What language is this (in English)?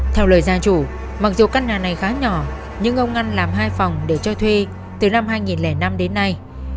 Vietnamese